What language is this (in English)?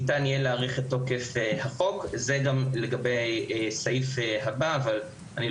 Hebrew